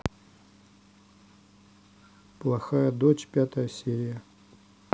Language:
Russian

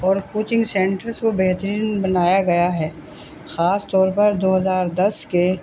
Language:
Urdu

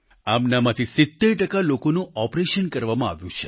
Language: Gujarati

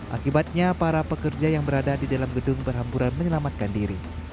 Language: Indonesian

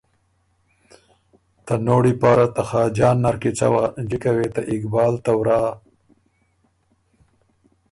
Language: Ormuri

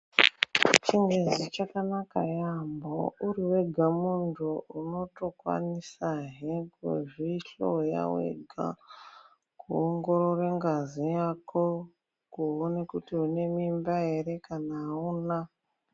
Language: Ndau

